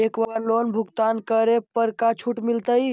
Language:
Magahi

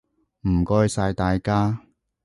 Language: Cantonese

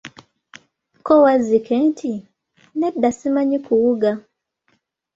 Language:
Ganda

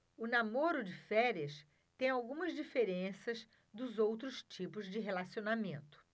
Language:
Portuguese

